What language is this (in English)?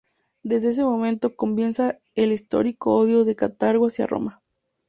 Spanish